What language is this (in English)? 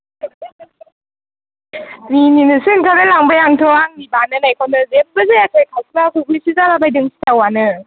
Bodo